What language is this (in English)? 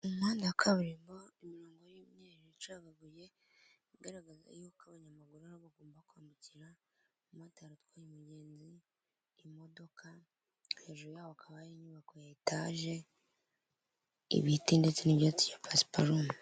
Kinyarwanda